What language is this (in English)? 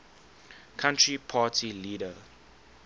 English